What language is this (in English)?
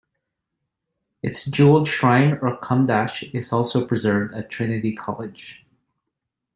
English